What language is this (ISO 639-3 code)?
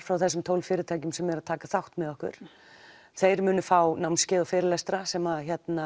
isl